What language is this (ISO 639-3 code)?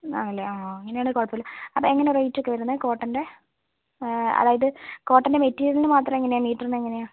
mal